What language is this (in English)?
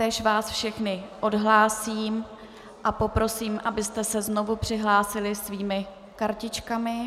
Czech